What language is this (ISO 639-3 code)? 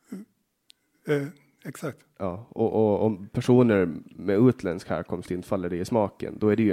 swe